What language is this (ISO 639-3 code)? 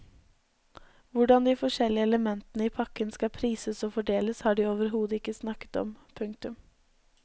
nor